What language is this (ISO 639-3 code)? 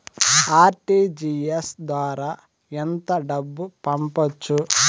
tel